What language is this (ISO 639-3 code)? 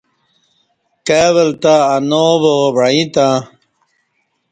bsh